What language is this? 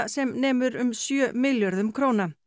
Icelandic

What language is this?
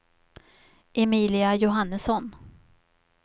Swedish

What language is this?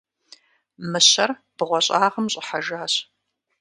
Kabardian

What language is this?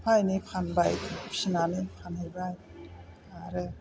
Bodo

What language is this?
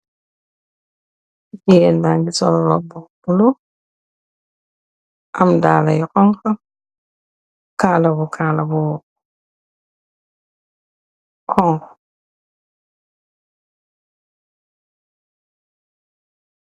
Wolof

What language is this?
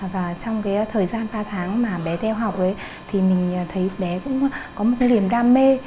Vietnamese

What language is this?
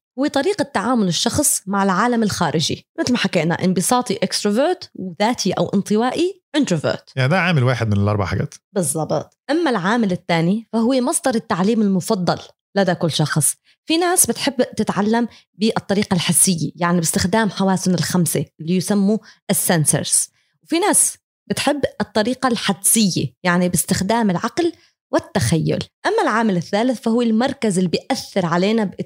Arabic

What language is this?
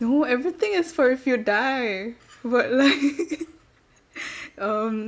English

